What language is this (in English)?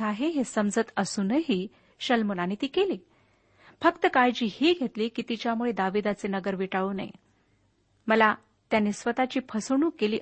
Marathi